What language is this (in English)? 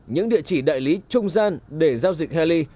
Vietnamese